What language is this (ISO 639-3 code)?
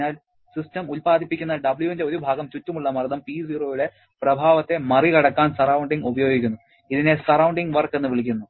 mal